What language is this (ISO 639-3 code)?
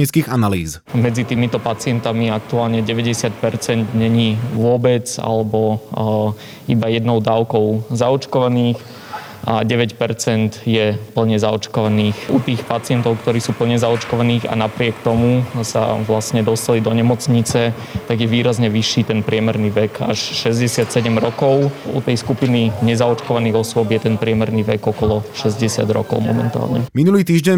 slk